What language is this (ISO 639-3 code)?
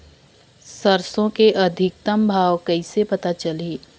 hne